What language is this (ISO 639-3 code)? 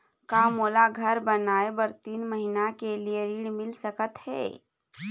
hne